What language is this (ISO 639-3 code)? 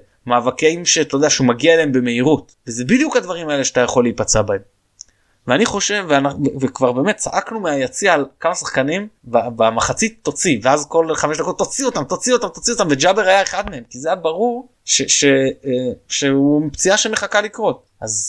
heb